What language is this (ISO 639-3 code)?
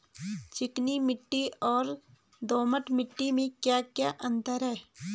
hin